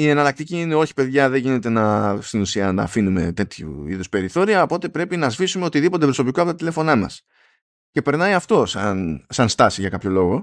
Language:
Greek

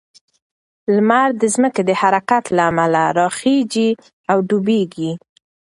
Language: Pashto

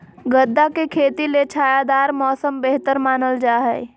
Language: Magahi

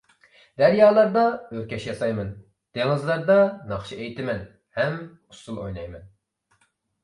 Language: Uyghur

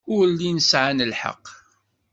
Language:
Kabyle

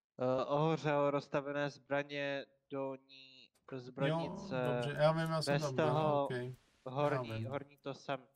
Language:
Czech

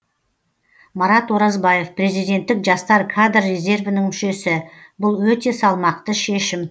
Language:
Kazakh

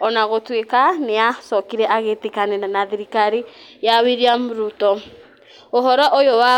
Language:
Kikuyu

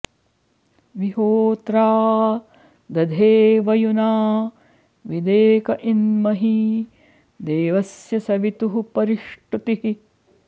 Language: Sanskrit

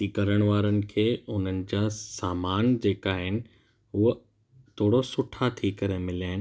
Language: Sindhi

